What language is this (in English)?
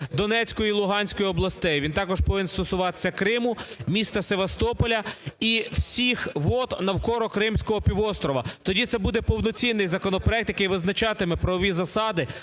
Ukrainian